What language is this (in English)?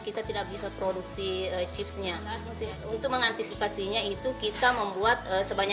Indonesian